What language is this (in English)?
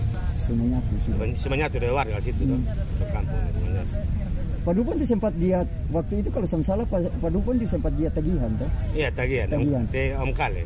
Indonesian